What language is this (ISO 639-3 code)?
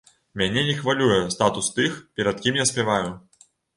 bel